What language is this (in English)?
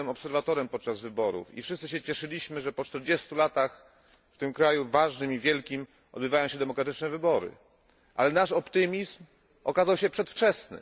Polish